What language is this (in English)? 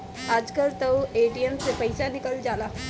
Bhojpuri